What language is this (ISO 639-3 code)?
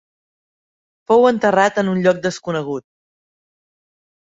cat